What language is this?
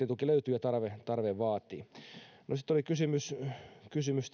Finnish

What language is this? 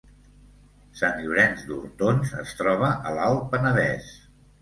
Catalan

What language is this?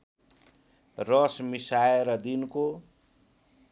Nepali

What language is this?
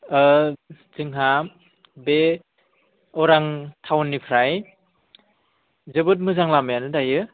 Bodo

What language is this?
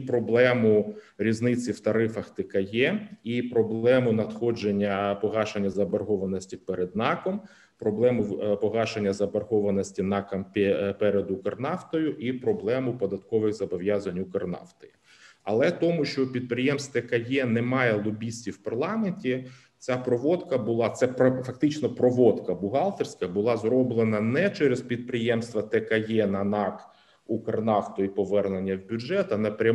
Ukrainian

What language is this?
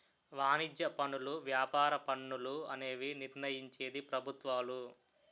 Telugu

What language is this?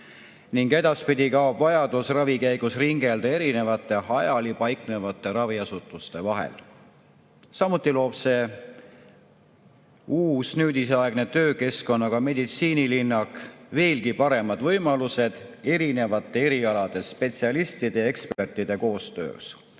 Estonian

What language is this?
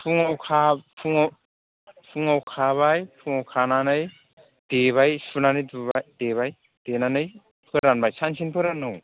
Bodo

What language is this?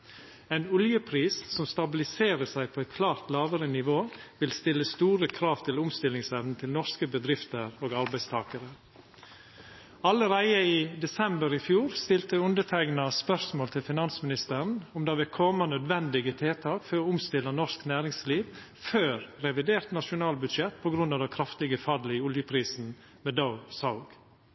Norwegian Nynorsk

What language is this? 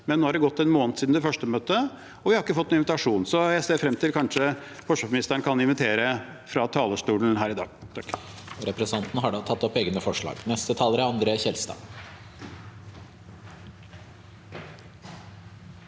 Norwegian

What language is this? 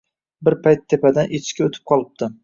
Uzbek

